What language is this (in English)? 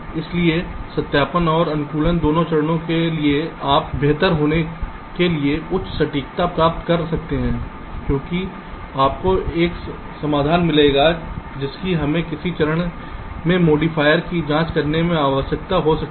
Hindi